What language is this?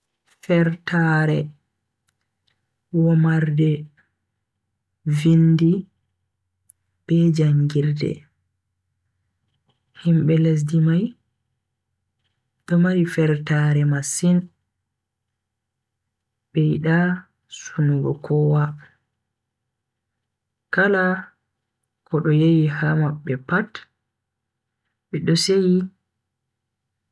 Bagirmi Fulfulde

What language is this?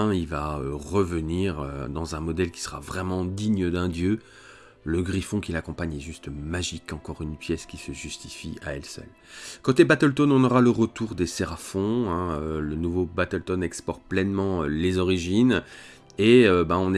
French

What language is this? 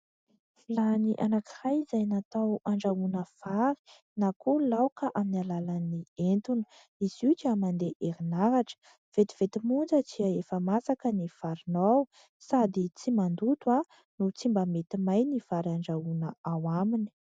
Malagasy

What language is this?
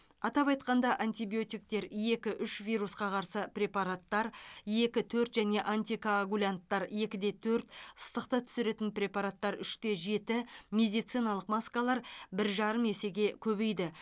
Kazakh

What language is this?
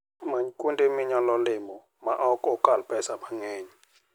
Luo (Kenya and Tanzania)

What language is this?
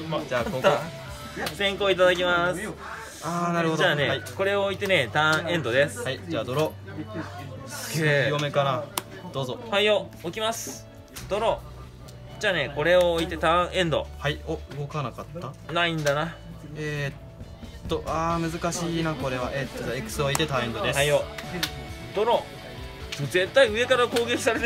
Japanese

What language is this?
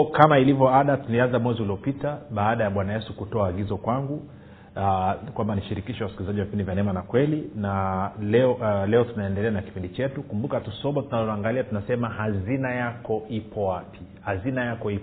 Swahili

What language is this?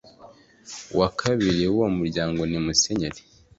Kinyarwanda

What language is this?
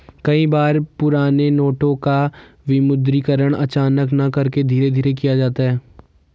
Hindi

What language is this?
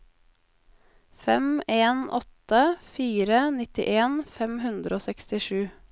Norwegian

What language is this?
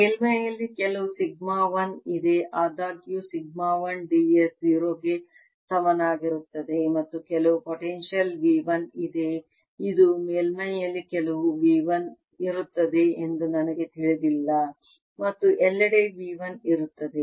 Kannada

